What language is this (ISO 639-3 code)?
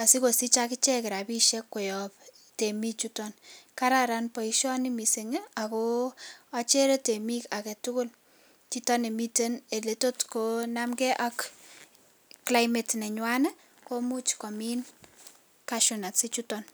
kln